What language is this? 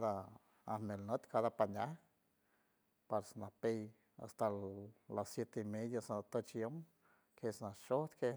San Francisco Del Mar Huave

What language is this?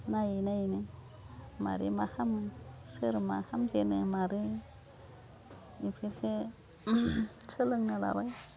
Bodo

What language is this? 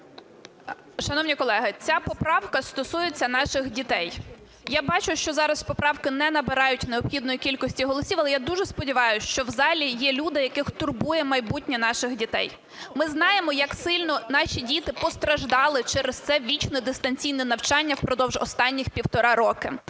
Ukrainian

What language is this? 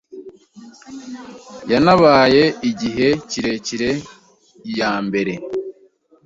Kinyarwanda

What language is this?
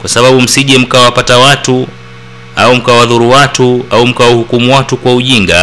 Swahili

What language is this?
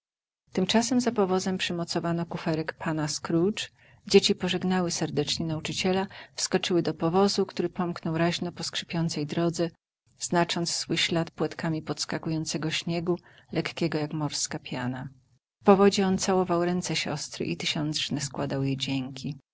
Polish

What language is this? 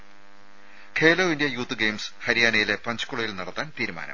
Malayalam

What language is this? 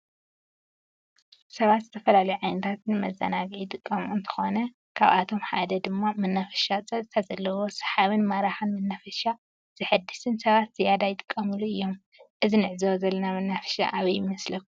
Tigrinya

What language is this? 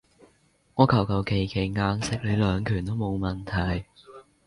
Cantonese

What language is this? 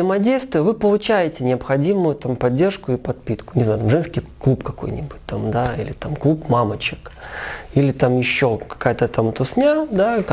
Russian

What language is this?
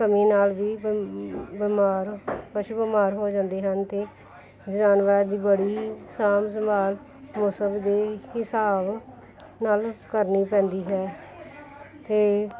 Punjabi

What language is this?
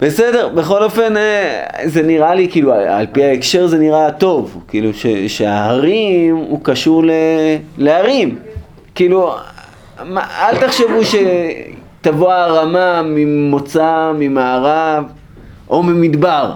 Hebrew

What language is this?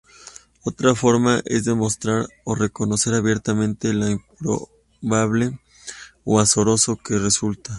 Spanish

